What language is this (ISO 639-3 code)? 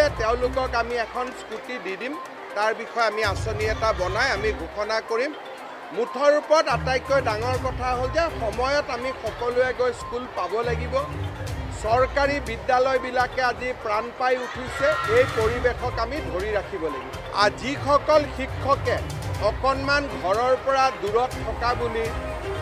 tha